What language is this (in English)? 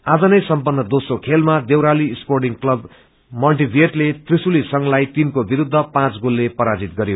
Nepali